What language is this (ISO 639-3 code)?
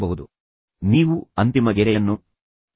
kan